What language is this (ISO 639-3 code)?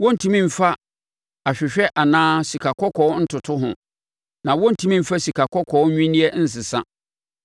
aka